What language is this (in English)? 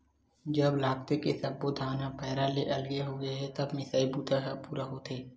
Chhattisgarhi